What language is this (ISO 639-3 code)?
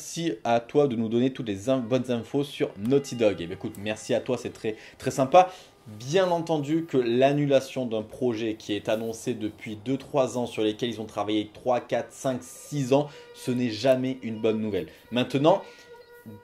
fra